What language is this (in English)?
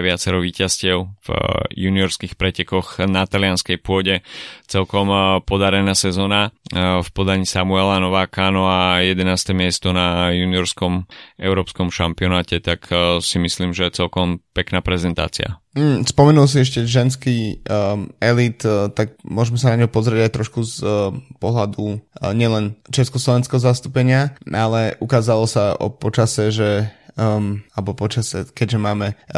Slovak